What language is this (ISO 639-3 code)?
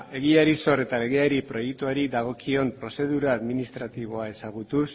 eus